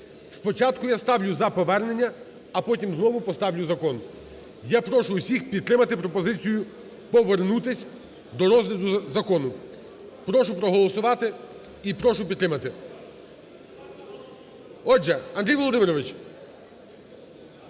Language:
Ukrainian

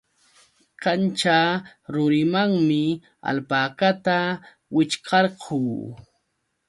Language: Yauyos Quechua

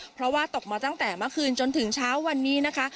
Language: Thai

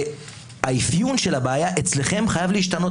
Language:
Hebrew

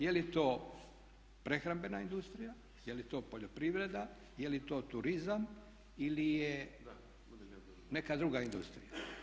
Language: Croatian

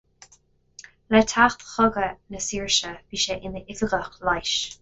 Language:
Irish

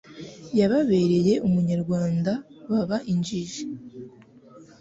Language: Kinyarwanda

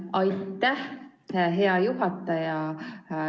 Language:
Estonian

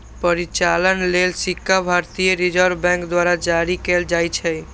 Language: Maithili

